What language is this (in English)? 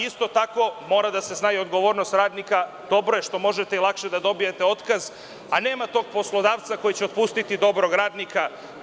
Serbian